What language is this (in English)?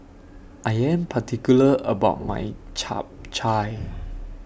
English